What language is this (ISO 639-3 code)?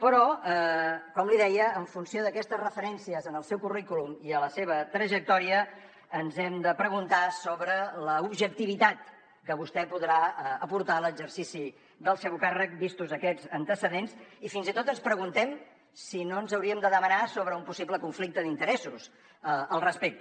cat